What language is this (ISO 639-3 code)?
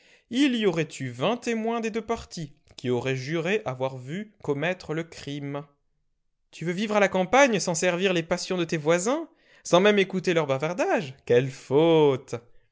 fra